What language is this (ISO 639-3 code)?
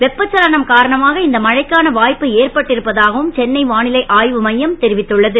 tam